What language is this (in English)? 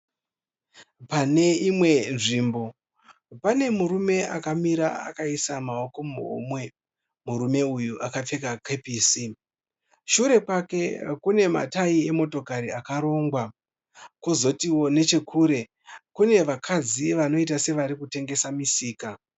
Shona